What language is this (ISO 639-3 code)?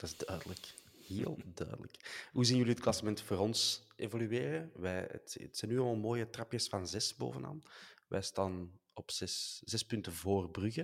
nld